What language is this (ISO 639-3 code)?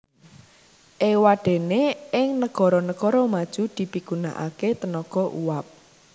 jav